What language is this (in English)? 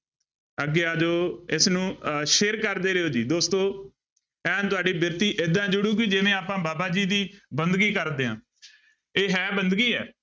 Punjabi